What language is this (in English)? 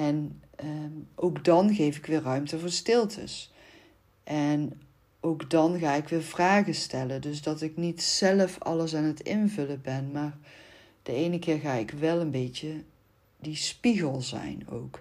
Dutch